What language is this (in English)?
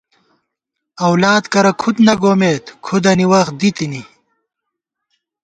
Gawar-Bati